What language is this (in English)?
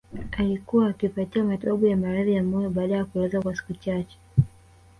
Swahili